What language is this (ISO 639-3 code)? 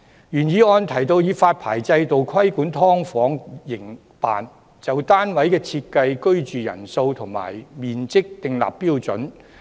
yue